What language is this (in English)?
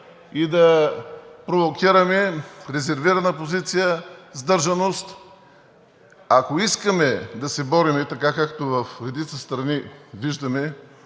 Bulgarian